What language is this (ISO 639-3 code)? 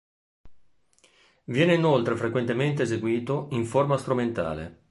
ita